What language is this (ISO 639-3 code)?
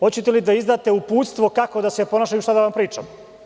srp